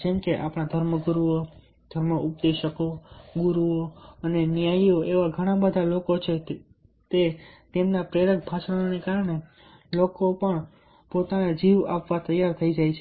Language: Gujarati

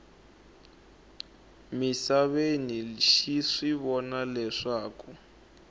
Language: Tsonga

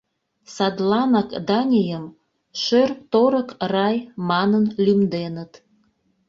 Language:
Mari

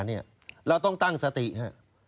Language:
Thai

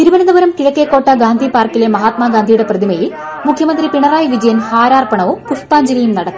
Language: Malayalam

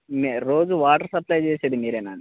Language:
Telugu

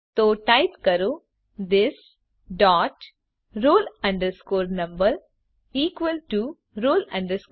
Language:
Gujarati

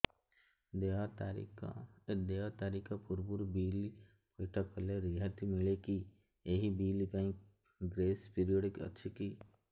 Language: Odia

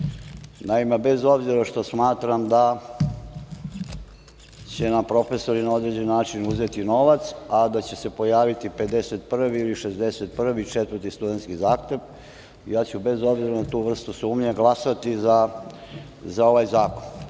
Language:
Serbian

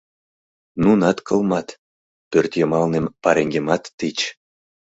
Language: Mari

